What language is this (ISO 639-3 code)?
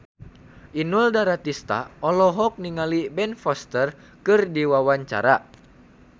sun